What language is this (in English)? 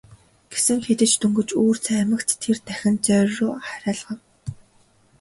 Mongolian